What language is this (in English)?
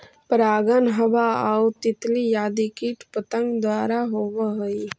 Magahi